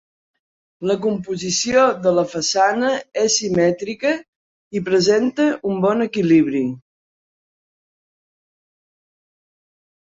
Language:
Catalan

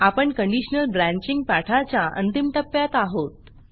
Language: Marathi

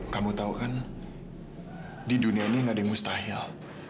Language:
Indonesian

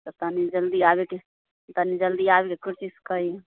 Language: Maithili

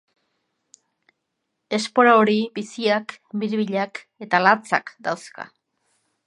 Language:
Basque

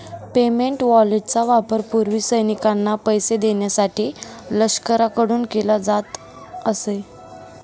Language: Marathi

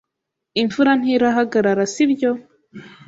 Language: Kinyarwanda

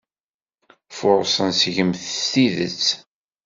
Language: Kabyle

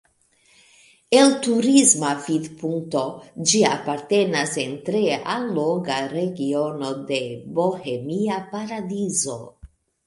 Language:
Esperanto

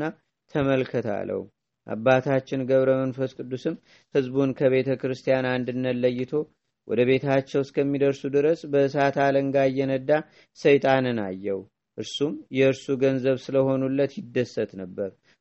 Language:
Amharic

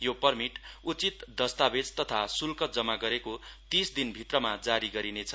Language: Nepali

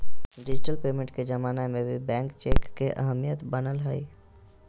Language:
Magahi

